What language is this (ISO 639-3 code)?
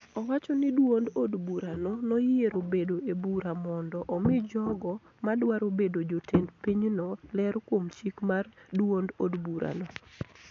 luo